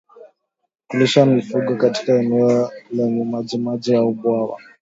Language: Swahili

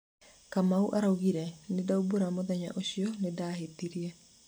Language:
Kikuyu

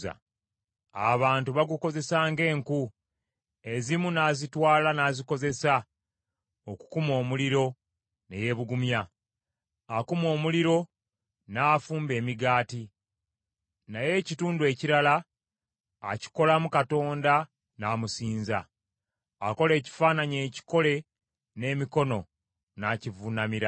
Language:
Ganda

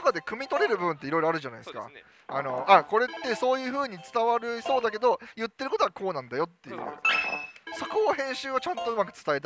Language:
Japanese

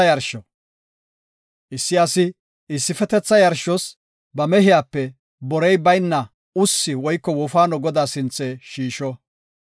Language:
Gofa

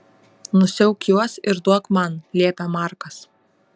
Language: Lithuanian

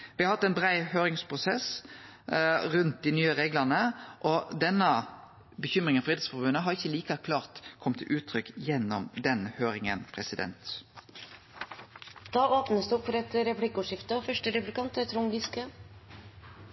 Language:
Norwegian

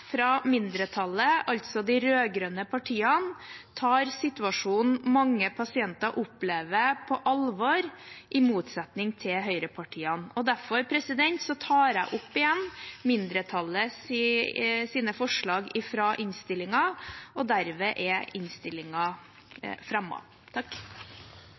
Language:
Norwegian Bokmål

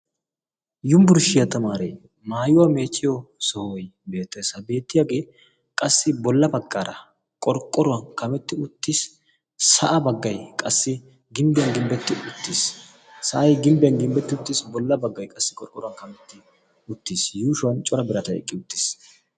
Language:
Wolaytta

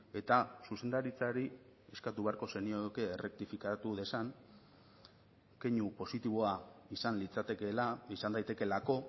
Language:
Basque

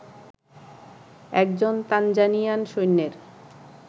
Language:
Bangla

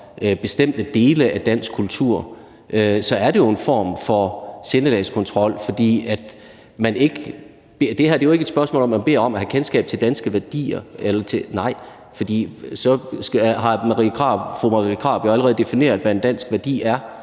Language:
Danish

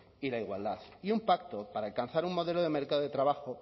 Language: Spanish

